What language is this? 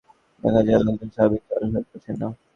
Bangla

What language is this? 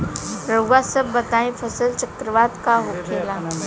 Bhojpuri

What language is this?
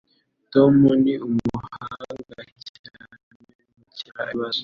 Kinyarwanda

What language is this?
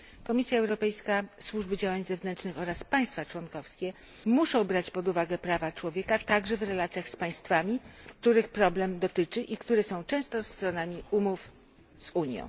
Polish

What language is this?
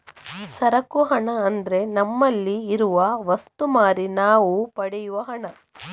Kannada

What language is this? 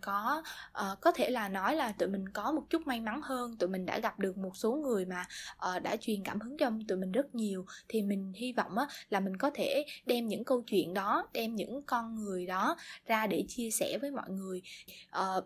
Vietnamese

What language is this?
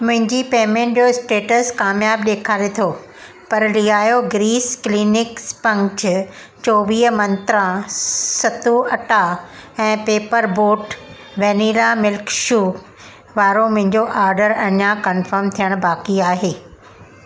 Sindhi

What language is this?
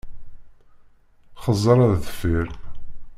Kabyle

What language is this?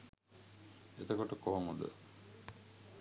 Sinhala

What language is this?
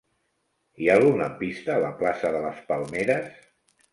Catalan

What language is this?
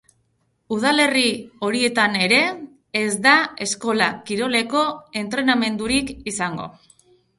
Basque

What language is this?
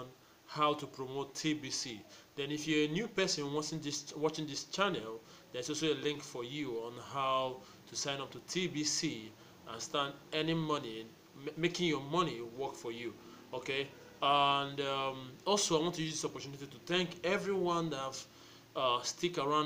English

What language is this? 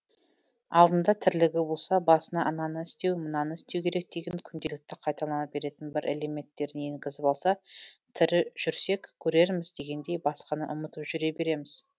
Kazakh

